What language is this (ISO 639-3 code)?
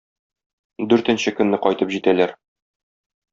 tat